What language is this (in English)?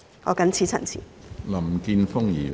Cantonese